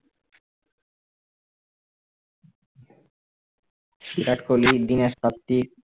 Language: Bangla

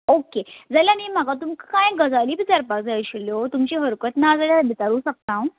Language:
Konkani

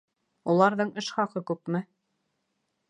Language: Bashkir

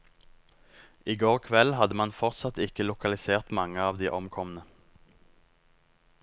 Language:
Norwegian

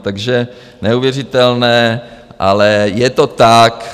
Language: Czech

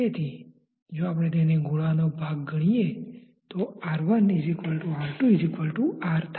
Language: Gujarati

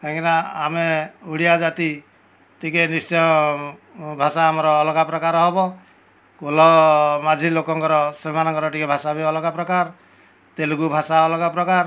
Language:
Odia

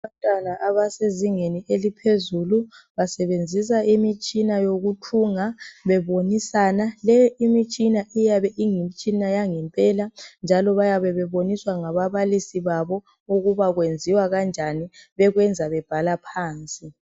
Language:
North Ndebele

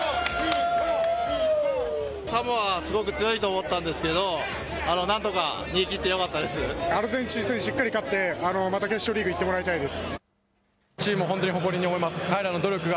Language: Japanese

